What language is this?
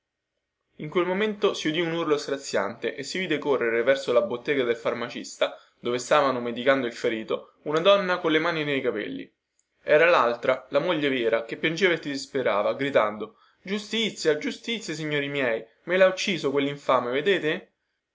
Italian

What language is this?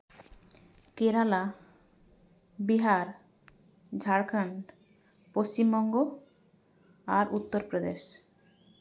Santali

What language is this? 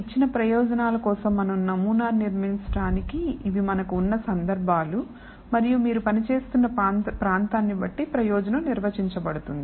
Telugu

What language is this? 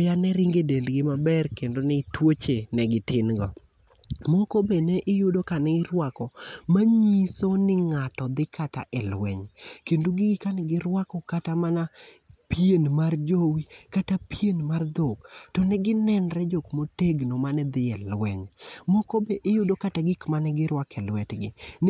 Luo (Kenya and Tanzania)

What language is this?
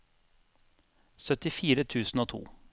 Norwegian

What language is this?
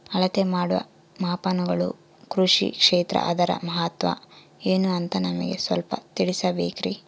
Kannada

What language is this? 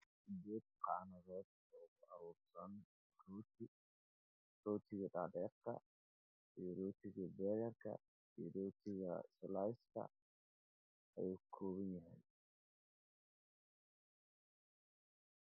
Somali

